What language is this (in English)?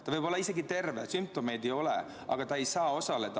Estonian